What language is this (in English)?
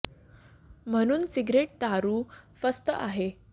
Marathi